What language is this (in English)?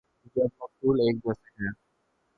Urdu